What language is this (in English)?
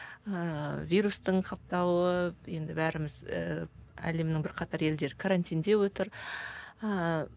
Kazakh